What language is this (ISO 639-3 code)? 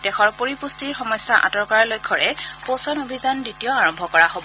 asm